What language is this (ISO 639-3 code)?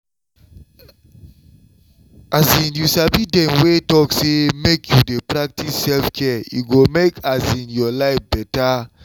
pcm